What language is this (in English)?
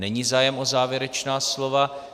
Czech